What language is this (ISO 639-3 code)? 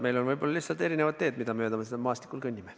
est